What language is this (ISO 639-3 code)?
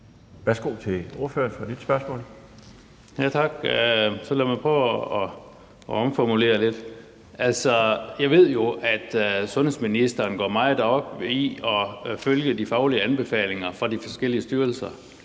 dan